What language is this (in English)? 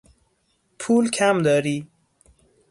Persian